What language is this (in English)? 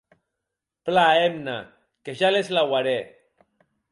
Occitan